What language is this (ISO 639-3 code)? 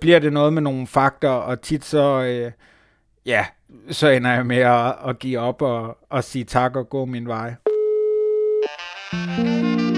dan